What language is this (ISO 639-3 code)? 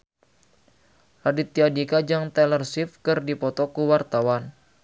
sun